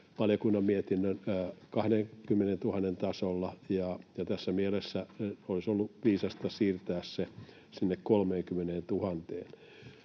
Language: Finnish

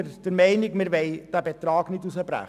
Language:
Swiss German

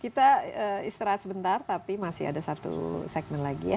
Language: Indonesian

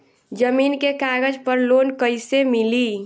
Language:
Bhojpuri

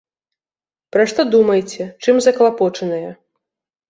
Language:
Belarusian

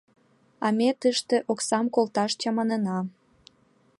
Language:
Mari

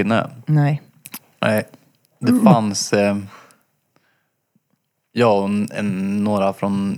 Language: Swedish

